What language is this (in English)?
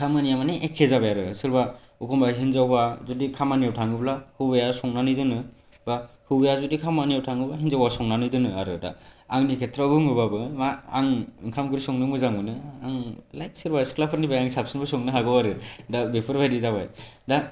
Bodo